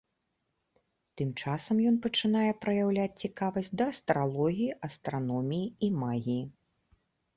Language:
Belarusian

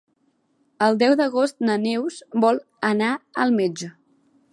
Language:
Catalan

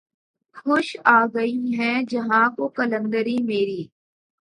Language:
Urdu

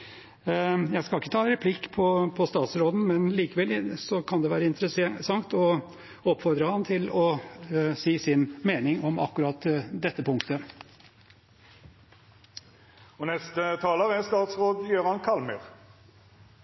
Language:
Norwegian Bokmål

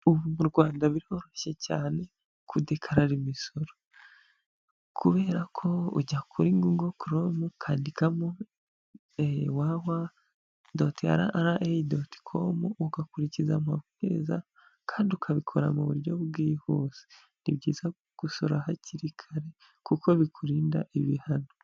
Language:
Kinyarwanda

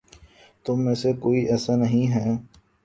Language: Urdu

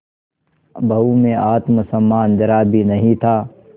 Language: Hindi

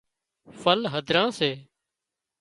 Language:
Wadiyara Koli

